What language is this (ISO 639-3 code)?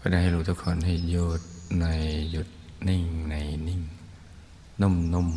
tha